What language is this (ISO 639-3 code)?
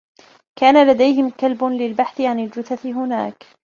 ara